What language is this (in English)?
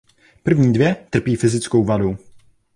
Czech